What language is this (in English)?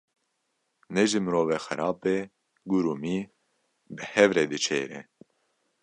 Kurdish